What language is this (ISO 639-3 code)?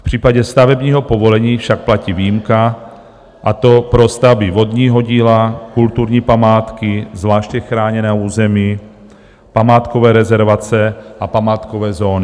ces